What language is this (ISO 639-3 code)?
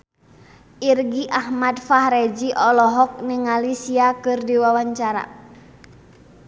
sun